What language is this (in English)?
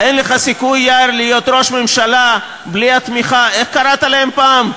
Hebrew